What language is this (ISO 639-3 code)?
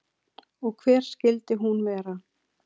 isl